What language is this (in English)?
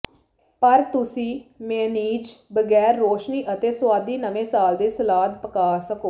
Punjabi